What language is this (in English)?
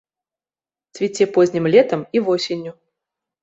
Belarusian